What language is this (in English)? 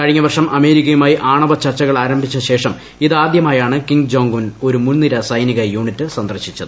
Malayalam